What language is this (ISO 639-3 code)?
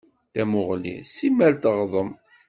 kab